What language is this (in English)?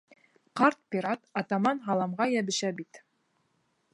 Bashkir